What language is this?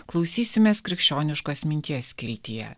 Lithuanian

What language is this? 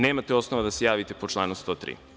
Serbian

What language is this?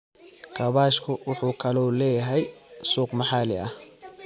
Somali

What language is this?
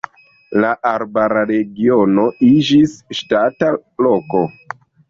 Esperanto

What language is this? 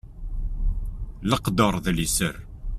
Kabyle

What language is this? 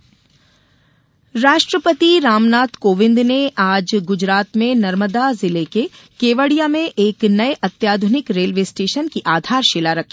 Hindi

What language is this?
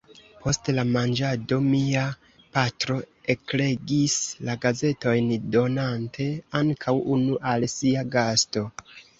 Esperanto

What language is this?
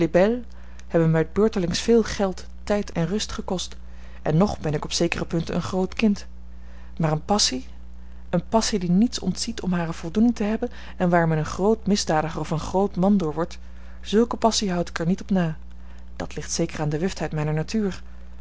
Dutch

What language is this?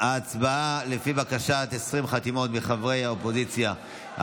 Hebrew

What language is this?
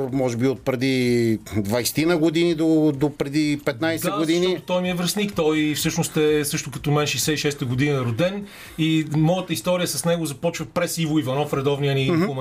Bulgarian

